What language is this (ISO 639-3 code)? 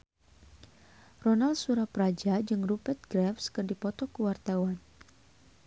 sun